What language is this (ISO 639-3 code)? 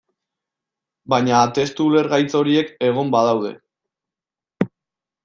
eus